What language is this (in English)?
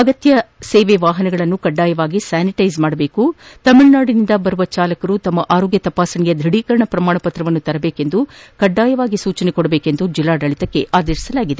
Kannada